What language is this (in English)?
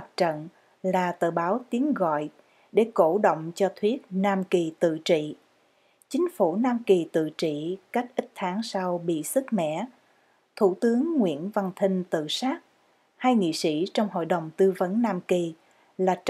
Vietnamese